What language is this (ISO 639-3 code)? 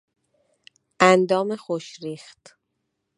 fas